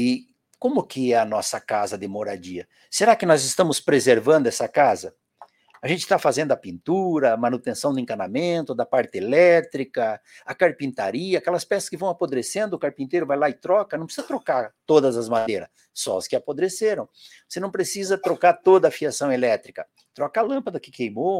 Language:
Portuguese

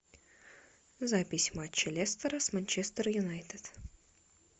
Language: Russian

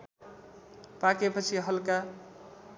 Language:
Nepali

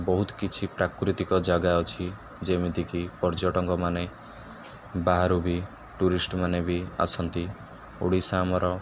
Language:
Odia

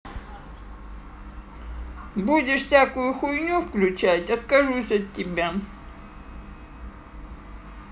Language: Russian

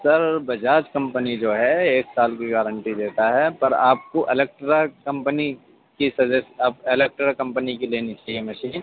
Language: Urdu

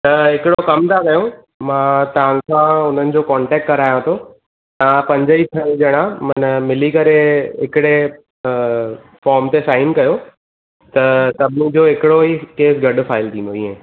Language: Sindhi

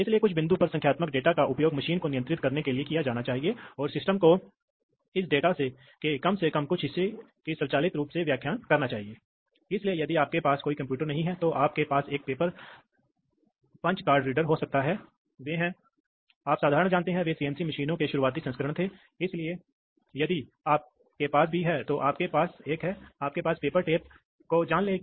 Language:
Hindi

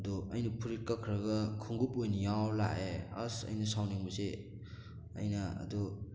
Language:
Manipuri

